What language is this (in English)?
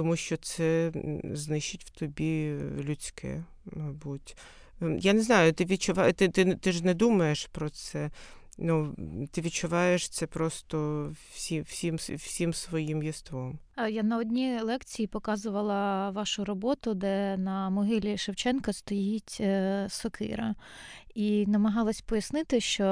Ukrainian